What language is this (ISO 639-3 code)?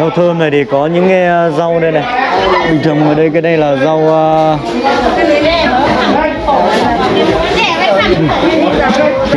vie